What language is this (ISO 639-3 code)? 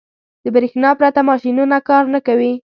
pus